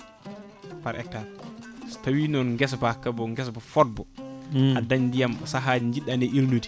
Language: Fula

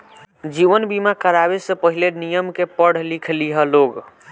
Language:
Bhojpuri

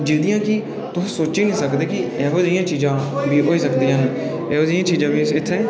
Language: Dogri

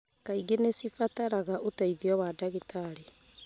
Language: Kikuyu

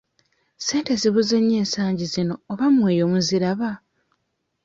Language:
Ganda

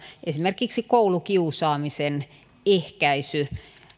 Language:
Finnish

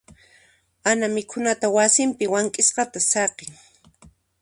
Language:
Puno Quechua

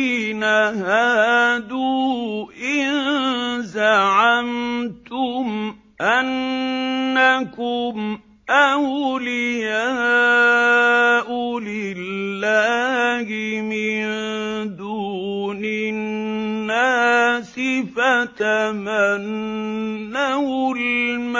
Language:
Arabic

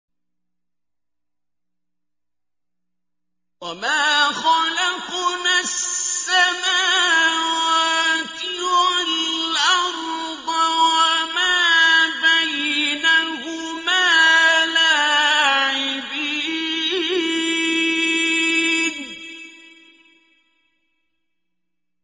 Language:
Arabic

